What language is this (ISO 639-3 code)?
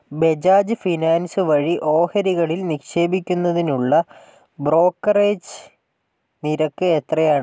mal